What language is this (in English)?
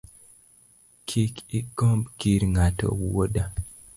Luo (Kenya and Tanzania)